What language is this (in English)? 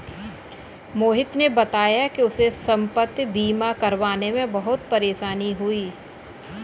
Hindi